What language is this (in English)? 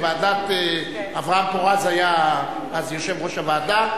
Hebrew